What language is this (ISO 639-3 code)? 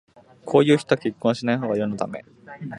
jpn